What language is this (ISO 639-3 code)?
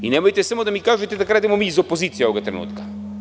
srp